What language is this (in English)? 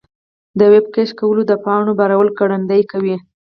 Pashto